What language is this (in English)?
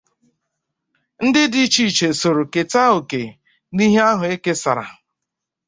Igbo